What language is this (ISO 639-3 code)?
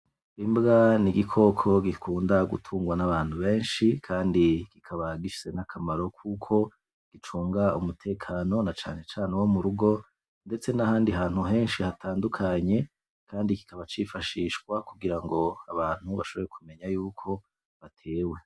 run